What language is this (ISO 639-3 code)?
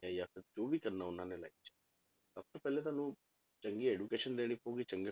pan